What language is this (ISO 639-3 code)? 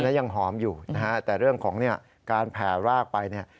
tha